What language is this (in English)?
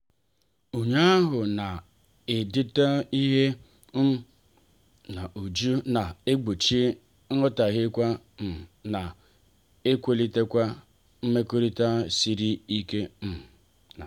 Igbo